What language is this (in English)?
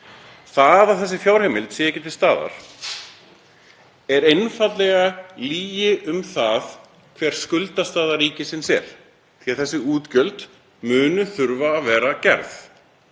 Icelandic